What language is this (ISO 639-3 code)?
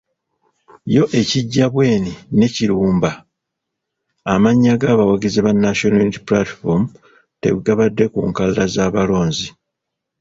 lug